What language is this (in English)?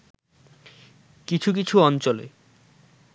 Bangla